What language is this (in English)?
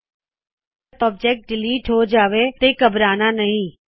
Punjabi